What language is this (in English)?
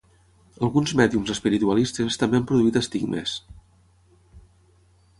Catalan